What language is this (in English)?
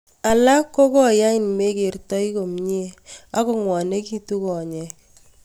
Kalenjin